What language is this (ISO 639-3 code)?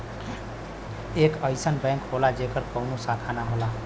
bho